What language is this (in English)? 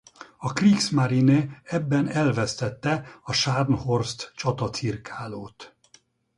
Hungarian